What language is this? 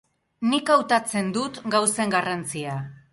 Basque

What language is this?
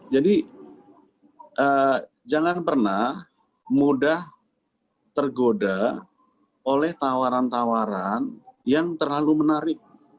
Indonesian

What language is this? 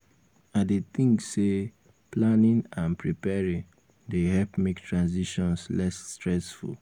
Nigerian Pidgin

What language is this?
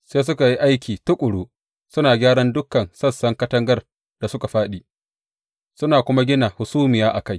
Hausa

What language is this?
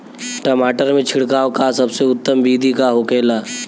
Bhojpuri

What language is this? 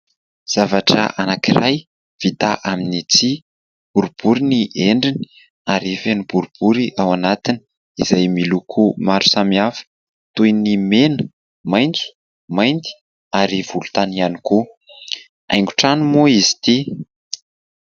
Malagasy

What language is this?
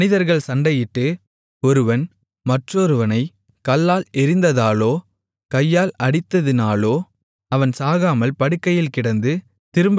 Tamil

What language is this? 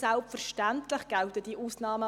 Swiss German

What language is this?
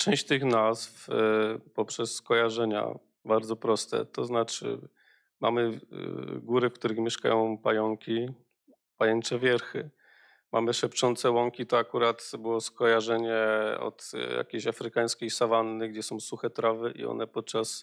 Polish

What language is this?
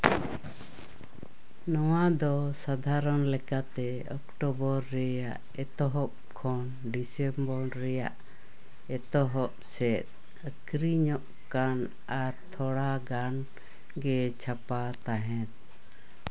Santali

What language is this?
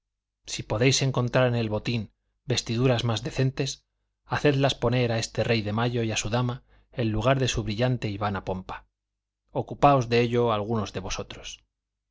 Spanish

